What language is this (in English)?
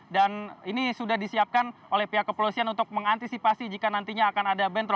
Indonesian